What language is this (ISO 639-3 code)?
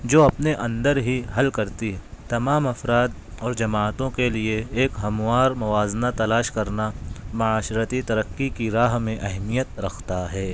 urd